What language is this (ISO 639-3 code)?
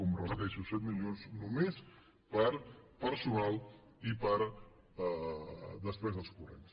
cat